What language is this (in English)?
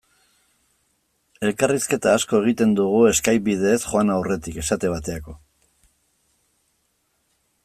Basque